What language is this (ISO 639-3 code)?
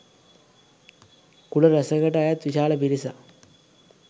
sin